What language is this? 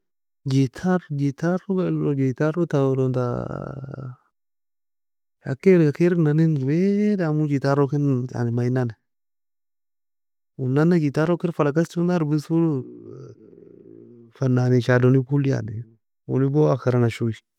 Nobiin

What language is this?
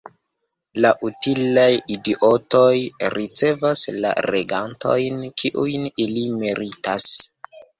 Esperanto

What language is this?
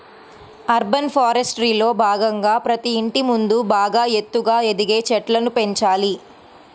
Telugu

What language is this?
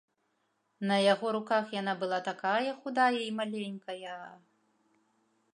Belarusian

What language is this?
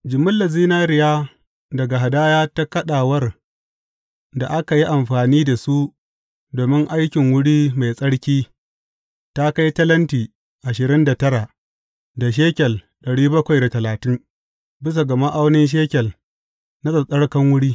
Hausa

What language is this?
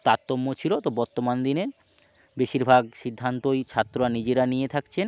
Bangla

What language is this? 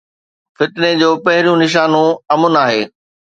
Sindhi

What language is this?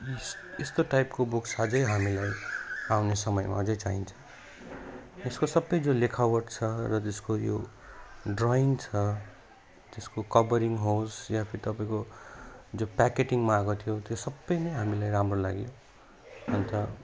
Nepali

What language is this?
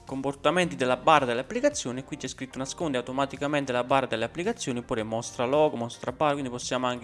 Italian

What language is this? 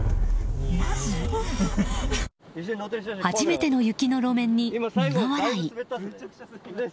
Japanese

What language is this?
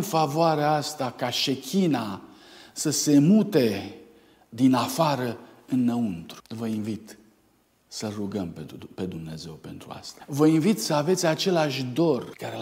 Romanian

